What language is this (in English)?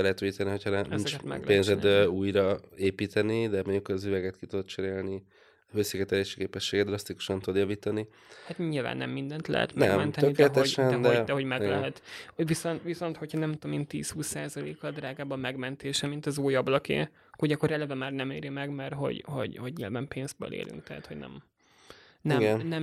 Hungarian